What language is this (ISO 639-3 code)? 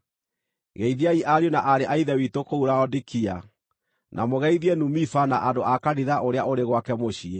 kik